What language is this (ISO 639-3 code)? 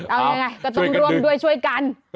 tha